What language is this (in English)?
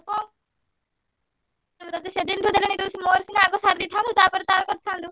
Odia